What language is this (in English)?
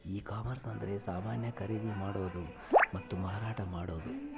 Kannada